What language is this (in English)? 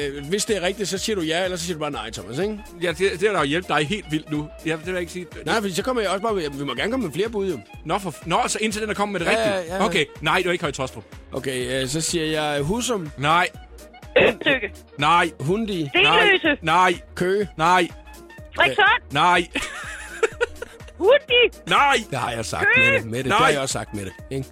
Danish